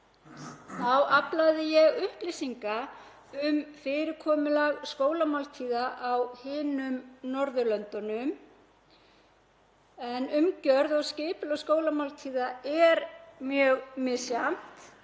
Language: Icelandic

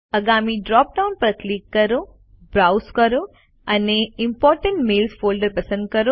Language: Gujarati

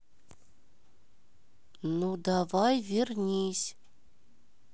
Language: Russian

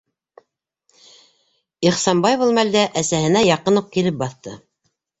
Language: Bashkir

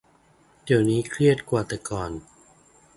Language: Thai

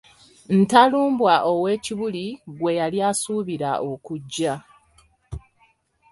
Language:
Ganda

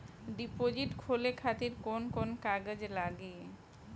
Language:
Bhojpuri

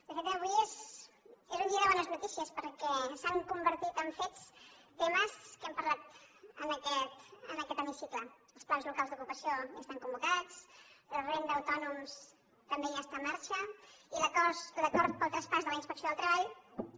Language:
Catalan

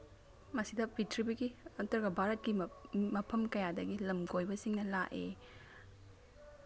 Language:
Manipuri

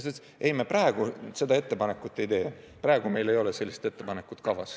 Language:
Estonian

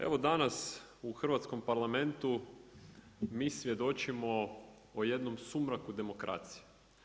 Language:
Croatian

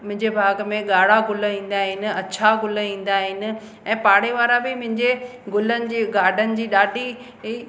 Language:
Sindhi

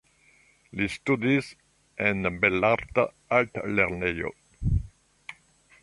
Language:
Esperanto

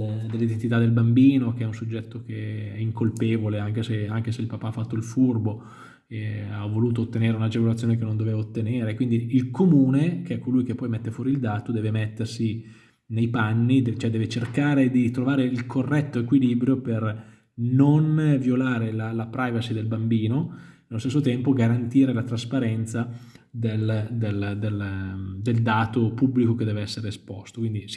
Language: Italian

